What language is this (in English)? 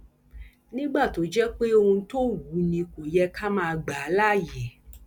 Yoruba